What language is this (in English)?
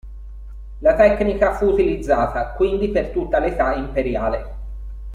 Italian